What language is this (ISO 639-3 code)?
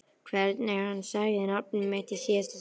isl